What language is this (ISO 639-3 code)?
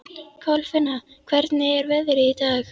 isl